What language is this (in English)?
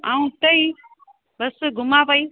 Sindhi